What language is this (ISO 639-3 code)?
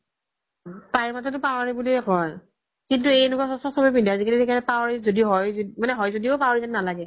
asm